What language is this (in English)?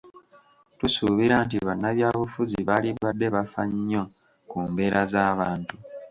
Ganda